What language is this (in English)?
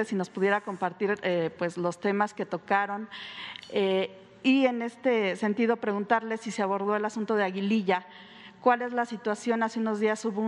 Spanish